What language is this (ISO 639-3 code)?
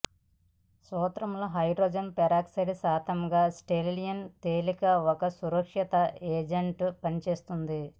tel